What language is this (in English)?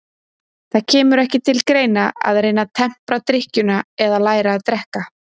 Icelandic